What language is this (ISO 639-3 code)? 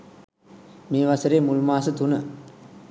sin